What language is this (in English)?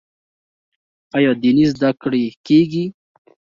Pashto